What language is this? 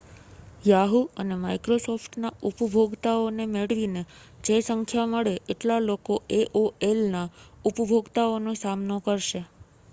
Gujarati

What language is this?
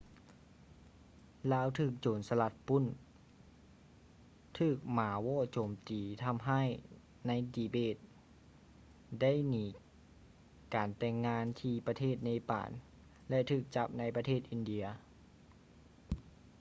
Lao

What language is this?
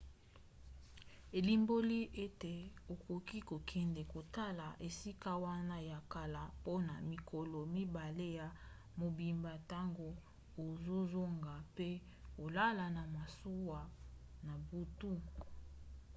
Lingala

